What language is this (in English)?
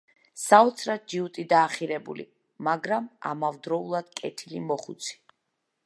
Georgian